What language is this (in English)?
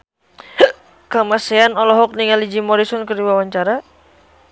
Sundanese